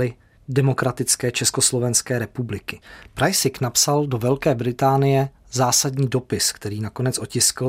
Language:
Czech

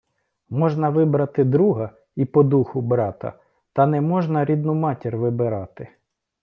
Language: Ukrainian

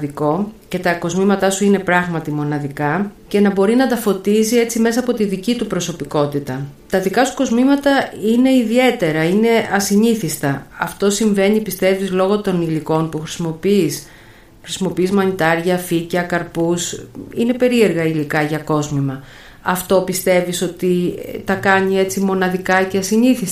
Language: Greek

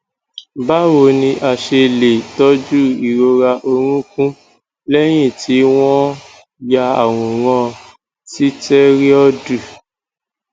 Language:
Yoruba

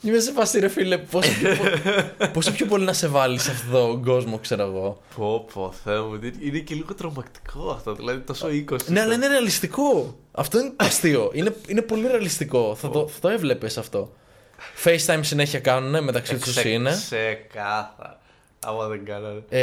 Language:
Greek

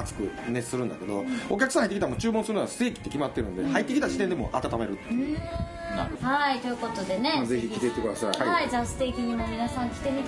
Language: Japanese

